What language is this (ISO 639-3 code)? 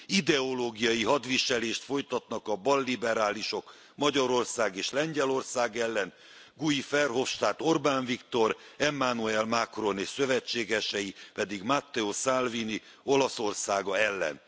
hun